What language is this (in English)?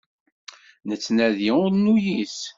Kabyle